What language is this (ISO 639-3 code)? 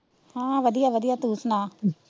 pan